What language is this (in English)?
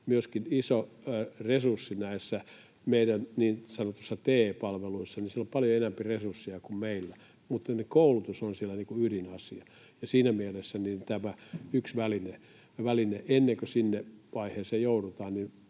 Finnish